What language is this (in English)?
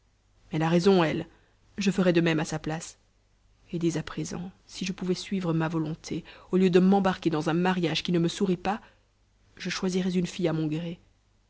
French